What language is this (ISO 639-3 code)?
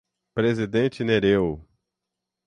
por